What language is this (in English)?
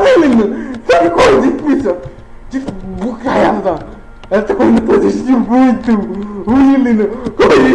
Portuguese